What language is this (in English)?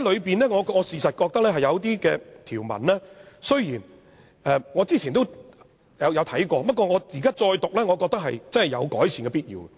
Cantonese